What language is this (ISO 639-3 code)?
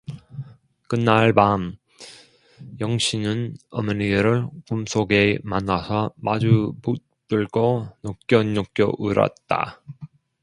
kor